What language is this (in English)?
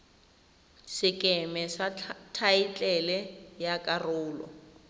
Tswana